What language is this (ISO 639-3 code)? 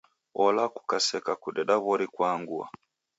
dav